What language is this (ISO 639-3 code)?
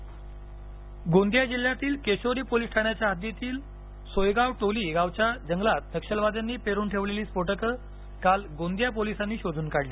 mar